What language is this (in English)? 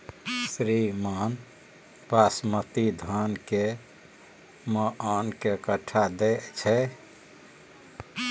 Maithili